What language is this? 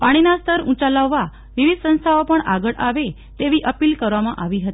Gujarati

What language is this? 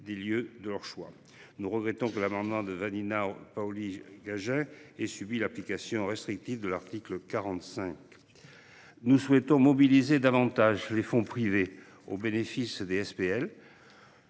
French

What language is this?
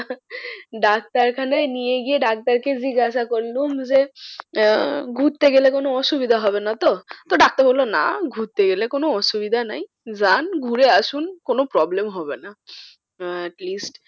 Bangla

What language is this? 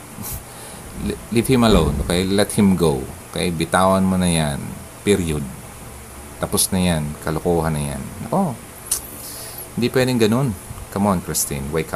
Filipino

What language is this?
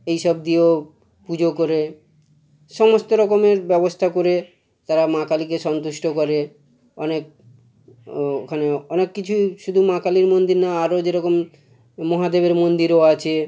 Bangla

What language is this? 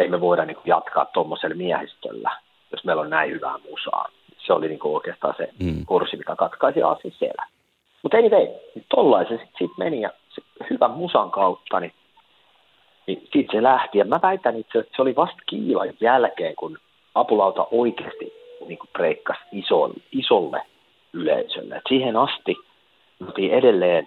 Finnish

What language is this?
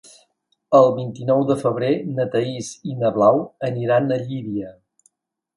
Catalan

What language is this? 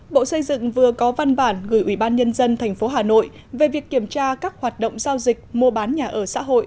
Vietnamese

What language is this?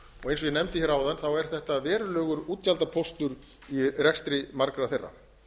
Icelandic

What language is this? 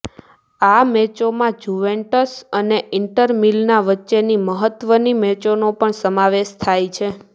Gujarati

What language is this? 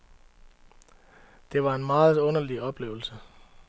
Danish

